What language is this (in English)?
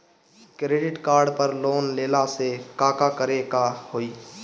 Bhojpuri